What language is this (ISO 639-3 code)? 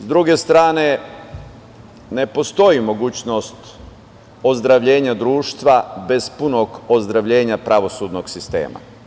srp